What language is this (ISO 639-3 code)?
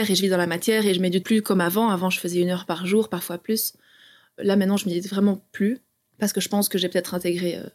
fra